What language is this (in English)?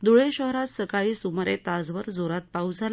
Marathi